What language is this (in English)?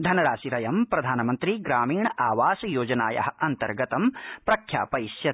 Sanskrit